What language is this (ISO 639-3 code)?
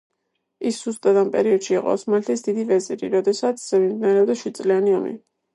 kat